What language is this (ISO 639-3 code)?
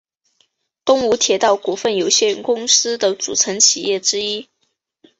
zho